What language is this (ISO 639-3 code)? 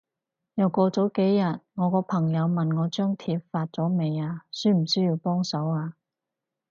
yue